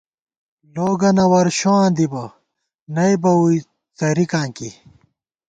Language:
Gawar-Bati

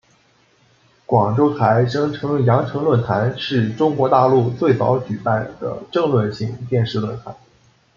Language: Chinese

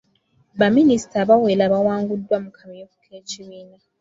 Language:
Ganda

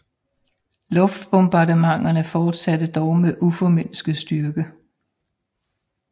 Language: Danish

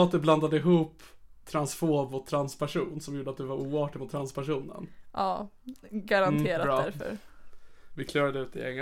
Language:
Swedish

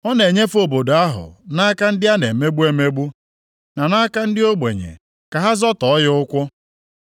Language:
Igbo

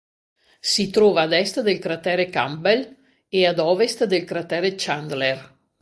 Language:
Italian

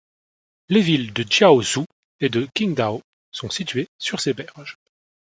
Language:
French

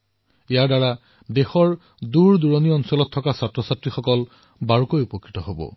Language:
Assamese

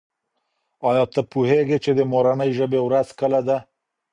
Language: Pashto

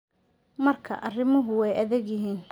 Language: Somali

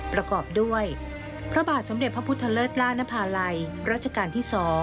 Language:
Thai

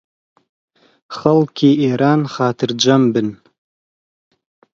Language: Central Kurdish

